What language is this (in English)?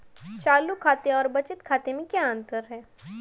Hindi